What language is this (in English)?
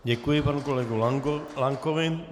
Czech